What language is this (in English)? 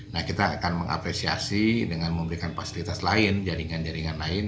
Indonesian